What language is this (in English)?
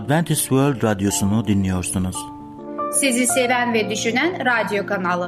Turkish